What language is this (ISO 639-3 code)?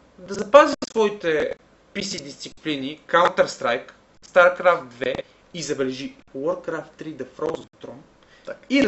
bul